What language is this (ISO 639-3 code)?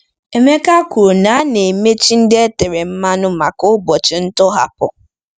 ibo